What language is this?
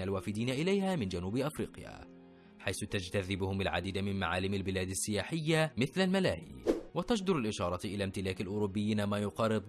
Arabic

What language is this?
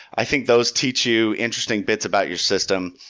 English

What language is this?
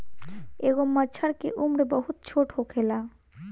Bhojpuri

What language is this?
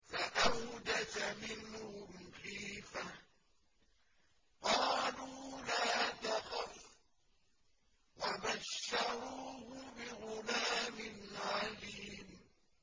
Arabic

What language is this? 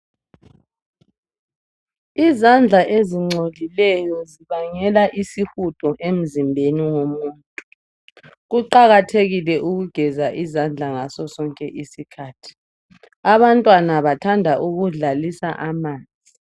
North Ndebele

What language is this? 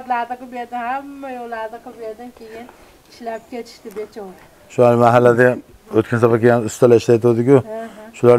Turkish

